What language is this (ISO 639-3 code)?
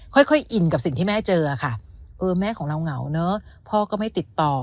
tha